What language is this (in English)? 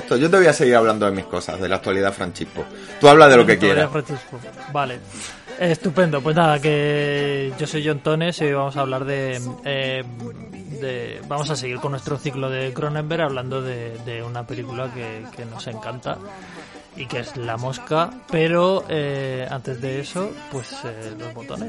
Spanish